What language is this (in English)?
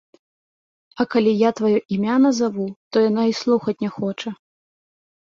Belarusian